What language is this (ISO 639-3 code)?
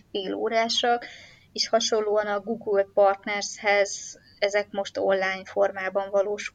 hun